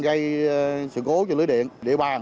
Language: Vietnamese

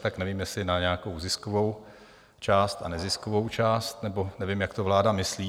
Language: Czech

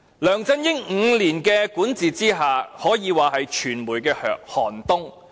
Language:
Cantonese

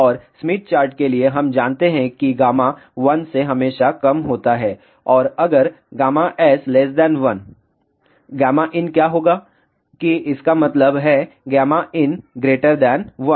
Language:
Hindi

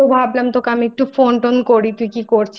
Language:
Bangla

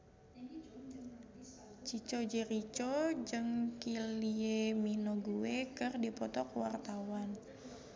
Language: Sundanese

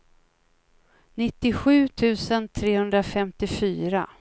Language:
Swedish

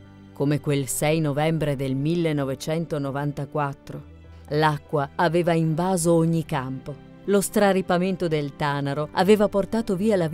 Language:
Italian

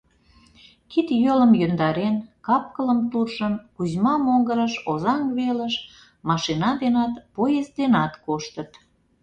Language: Mari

